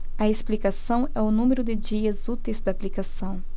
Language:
Portuguese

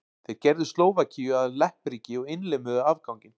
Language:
Icelandic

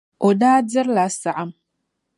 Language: Dagbani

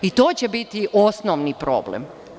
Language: Serbian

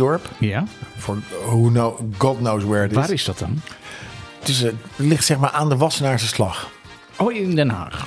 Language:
Dutch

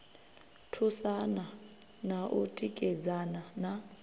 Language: Venda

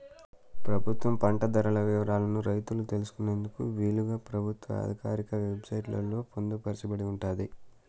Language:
Telugu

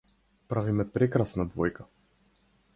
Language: Macedonian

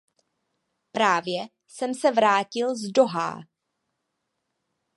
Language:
Czech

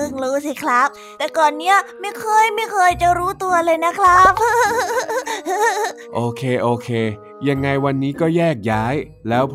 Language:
Thai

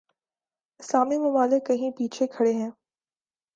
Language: Urdu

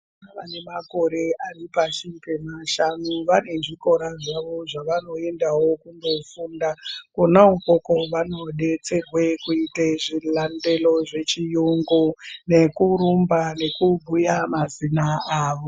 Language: Ndau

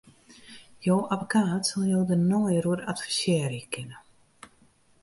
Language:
Western Frisian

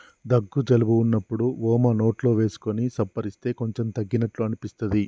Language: Telugu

